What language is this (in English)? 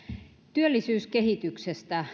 Finnish